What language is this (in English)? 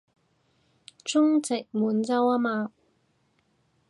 Cantonese